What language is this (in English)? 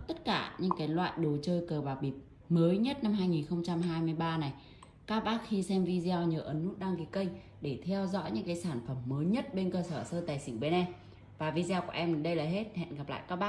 Vietnamese